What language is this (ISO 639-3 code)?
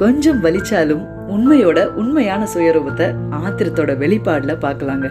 tam